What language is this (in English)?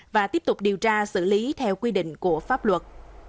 Vietnamese